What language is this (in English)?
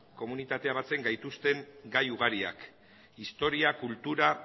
Basque